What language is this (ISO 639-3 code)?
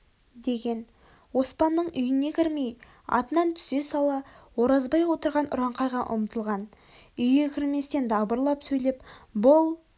kaz